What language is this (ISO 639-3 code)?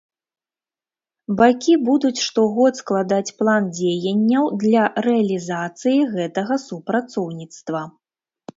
bel